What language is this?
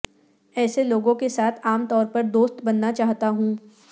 Urdu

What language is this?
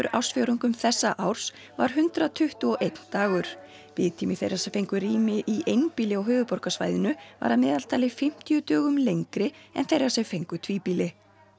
Icelandic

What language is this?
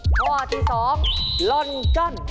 Thai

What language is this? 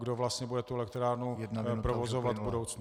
Czech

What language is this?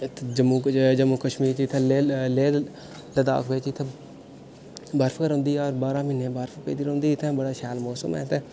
Dogri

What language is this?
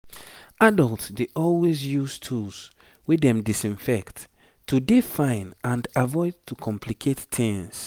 Nigerian Pidgin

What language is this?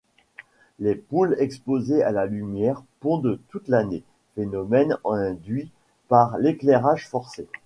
French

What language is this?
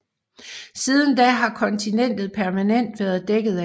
Danish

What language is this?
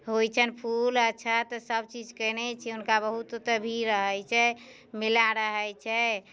Maithili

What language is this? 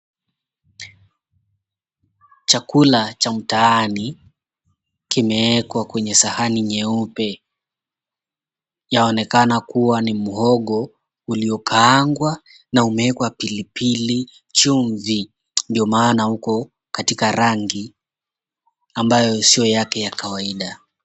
Swahili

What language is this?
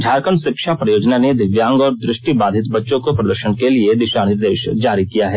Hindi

